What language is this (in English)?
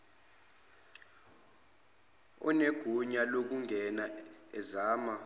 Zulu